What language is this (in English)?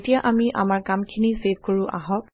Assamese